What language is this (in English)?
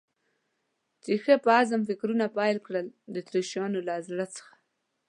Pashto